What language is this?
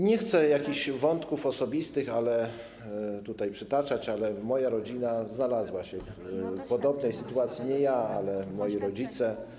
Polish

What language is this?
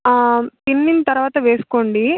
Telugu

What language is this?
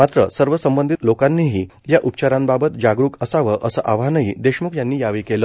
Marathi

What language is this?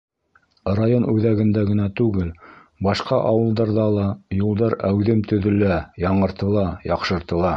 Bashkir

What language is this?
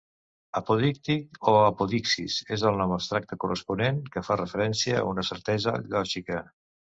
Catalan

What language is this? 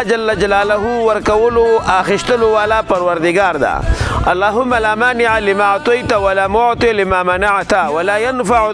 Arabic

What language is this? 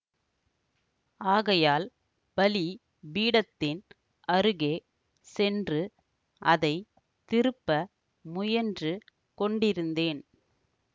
Tamil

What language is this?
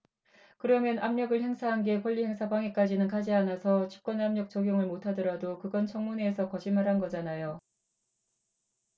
Korean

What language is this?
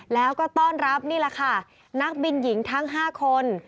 Thai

